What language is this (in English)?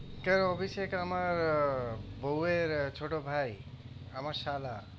Bangla